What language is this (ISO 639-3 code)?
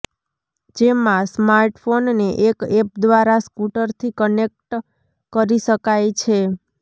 guj